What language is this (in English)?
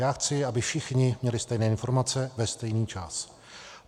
Czech